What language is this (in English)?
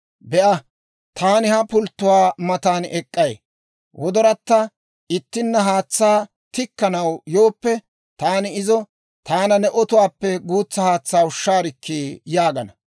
Dawro